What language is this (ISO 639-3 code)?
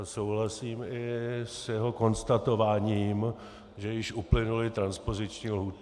ces